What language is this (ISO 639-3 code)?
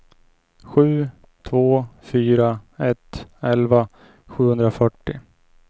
swe